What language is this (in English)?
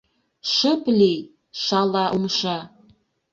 Mari